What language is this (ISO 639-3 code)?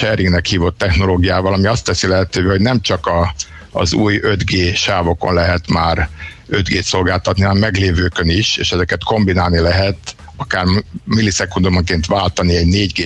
hun